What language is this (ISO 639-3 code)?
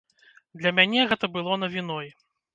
bel